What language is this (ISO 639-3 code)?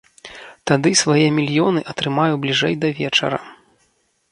bel